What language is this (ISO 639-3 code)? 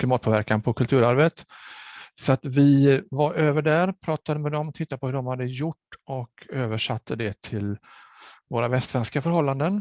swe